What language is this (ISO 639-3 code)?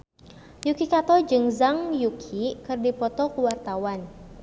sun